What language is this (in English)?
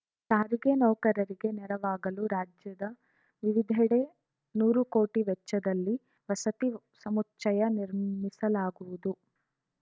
Kannada